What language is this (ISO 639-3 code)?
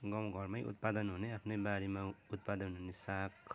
nep